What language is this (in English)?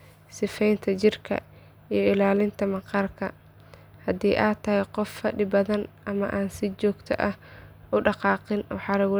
Somali